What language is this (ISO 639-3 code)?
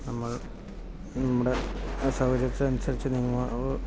mal